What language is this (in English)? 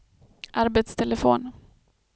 Swedish